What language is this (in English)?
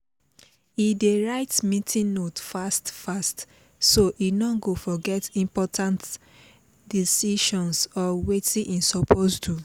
Nigerian Pidgin